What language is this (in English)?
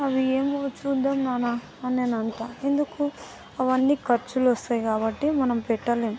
Telugu